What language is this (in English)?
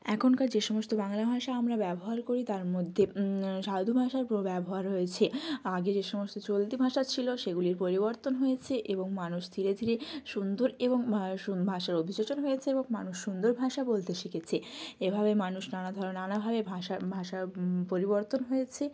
Bangla